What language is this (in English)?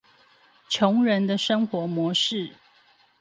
Chinese